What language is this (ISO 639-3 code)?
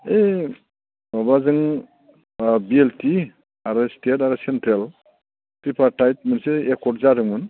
brx